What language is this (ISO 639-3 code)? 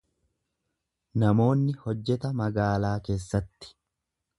orm